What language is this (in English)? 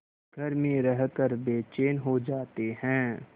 Hindi